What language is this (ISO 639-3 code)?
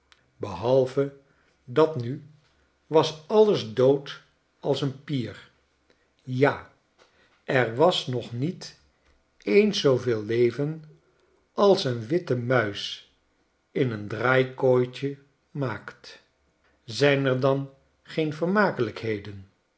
nld